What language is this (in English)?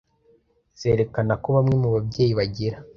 Kinyarwanda